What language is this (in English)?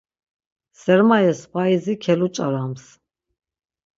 Laz